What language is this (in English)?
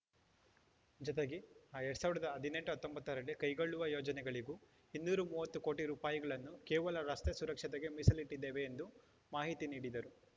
Kannada